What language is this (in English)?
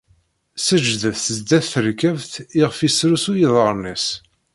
Kabyle